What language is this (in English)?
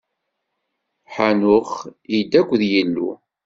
Kabyle